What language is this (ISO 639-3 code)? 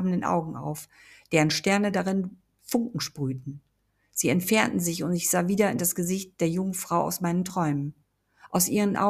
deu